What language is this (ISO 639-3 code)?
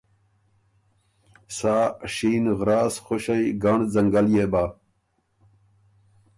oru